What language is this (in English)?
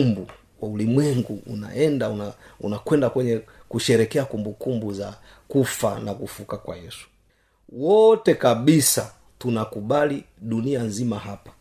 Swahili